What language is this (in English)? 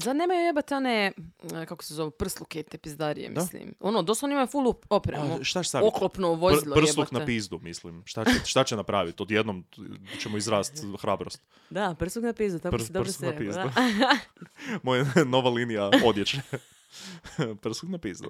Croatian